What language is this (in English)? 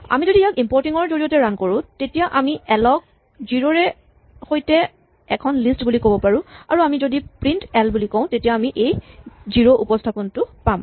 Assamese